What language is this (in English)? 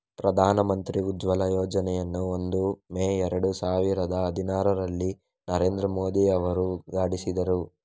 Kannada